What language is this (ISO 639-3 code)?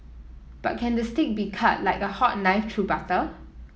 eng